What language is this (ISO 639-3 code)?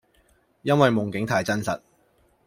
yue